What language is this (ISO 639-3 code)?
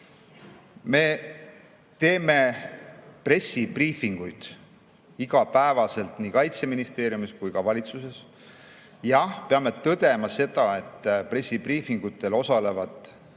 est